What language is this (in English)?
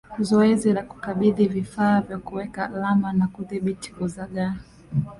Swahili